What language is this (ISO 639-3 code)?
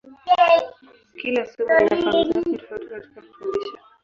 swa